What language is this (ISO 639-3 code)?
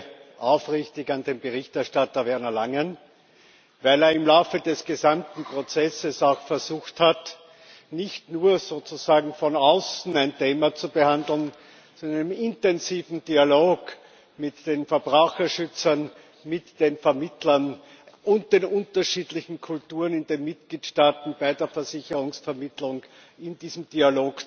deu